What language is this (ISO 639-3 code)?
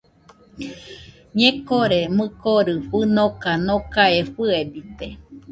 hux